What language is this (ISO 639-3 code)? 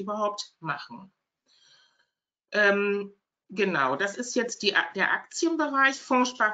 deu